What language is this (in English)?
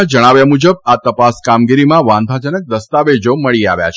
Gujarati